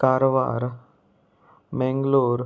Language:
Konkani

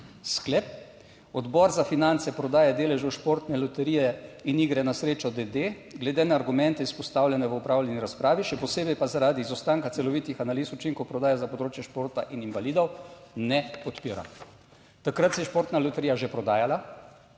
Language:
Slovenian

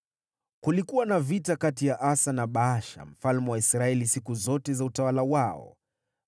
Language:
Swahili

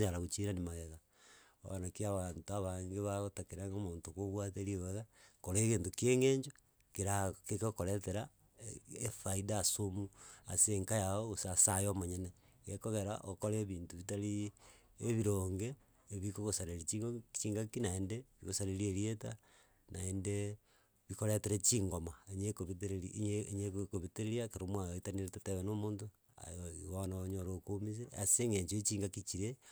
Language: Gusii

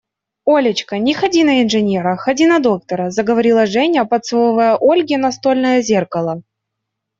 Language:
Russian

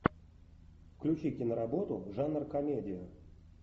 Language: Russian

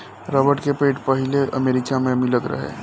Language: Bhojpuri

